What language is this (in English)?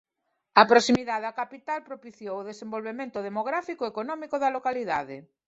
Galician